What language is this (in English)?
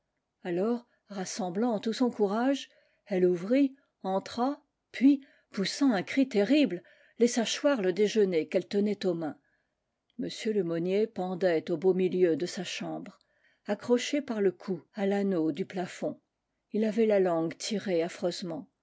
French